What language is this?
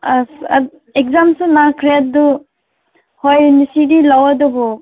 Manipuri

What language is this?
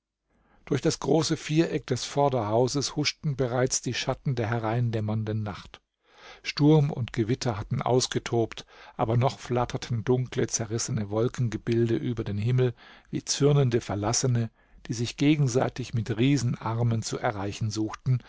German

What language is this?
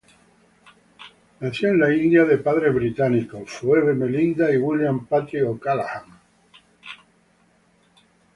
Spanish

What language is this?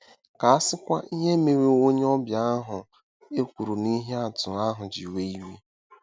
Igbo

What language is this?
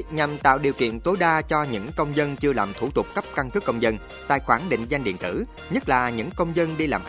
Vietnamese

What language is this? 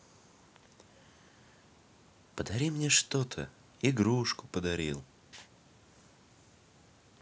Russian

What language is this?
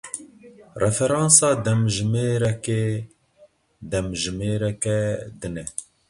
Kurdish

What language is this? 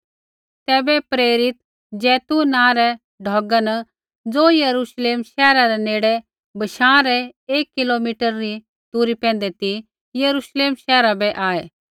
Kullu Pahari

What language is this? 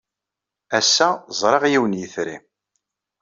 Kabyle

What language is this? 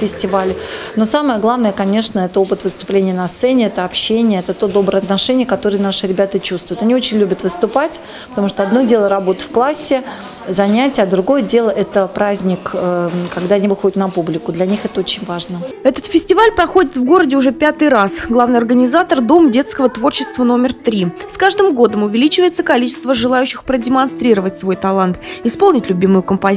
Russian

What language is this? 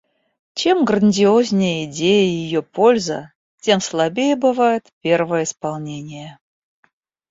Russian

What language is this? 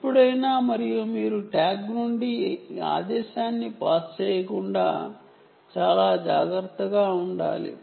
Telugu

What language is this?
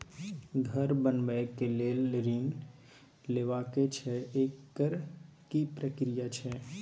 Maithili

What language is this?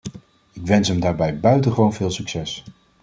Dutch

